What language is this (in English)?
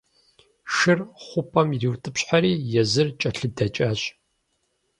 Kabardian